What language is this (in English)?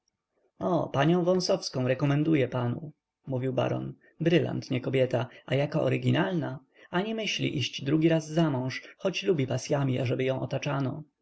Polish